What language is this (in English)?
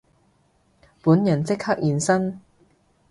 Cantonese